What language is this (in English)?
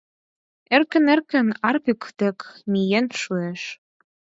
Mari